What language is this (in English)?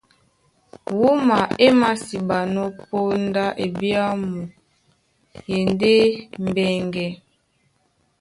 Duala